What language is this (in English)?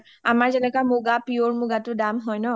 Assamese